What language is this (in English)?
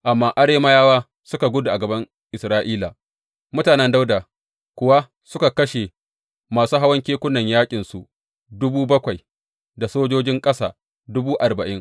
Hausa